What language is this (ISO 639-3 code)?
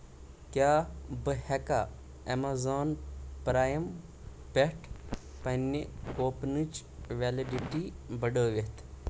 kas